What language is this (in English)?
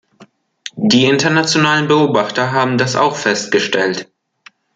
German